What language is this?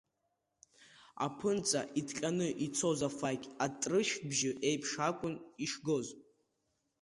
Abkhazian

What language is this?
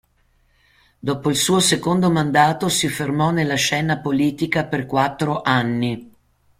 Italian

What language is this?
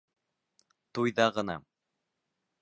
Bashkir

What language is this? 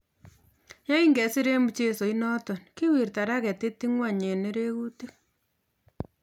Kalenjin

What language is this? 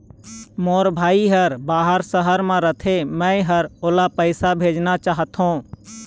Chhattisgarhi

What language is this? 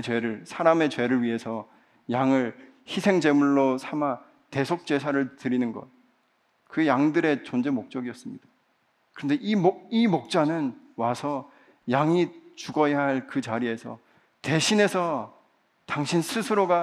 Korean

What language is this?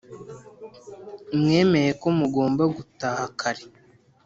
Kinyarwanda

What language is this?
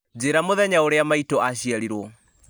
Kikuyu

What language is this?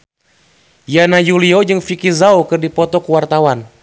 Sundanese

